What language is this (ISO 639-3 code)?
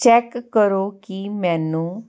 pan